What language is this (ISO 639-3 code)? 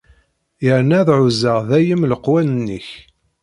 kab